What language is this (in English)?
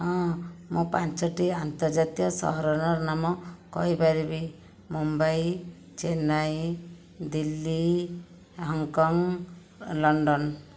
Odia